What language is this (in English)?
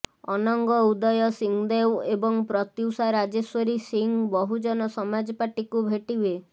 Odia